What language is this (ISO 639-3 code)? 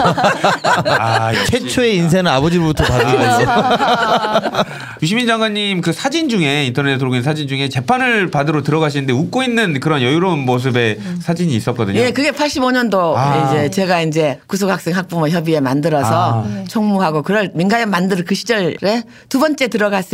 kor